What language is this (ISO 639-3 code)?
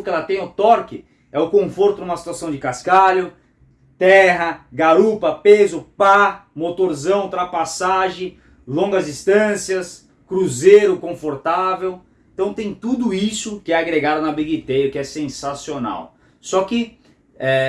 por